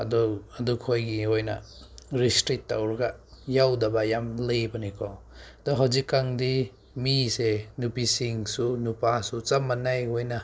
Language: Manipuri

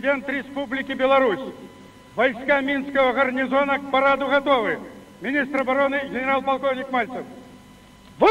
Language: Russian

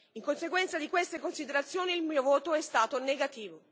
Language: Italian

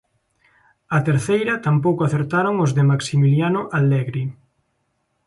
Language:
Galician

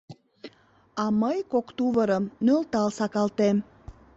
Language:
Mari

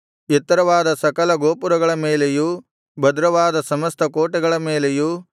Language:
Kannada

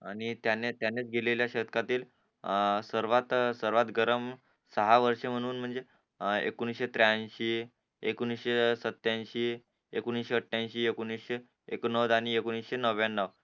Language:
Marathi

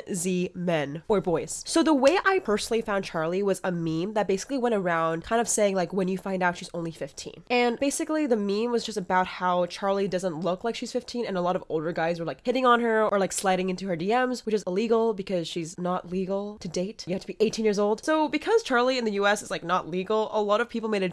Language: English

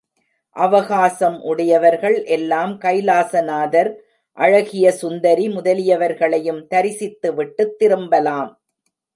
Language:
Tamil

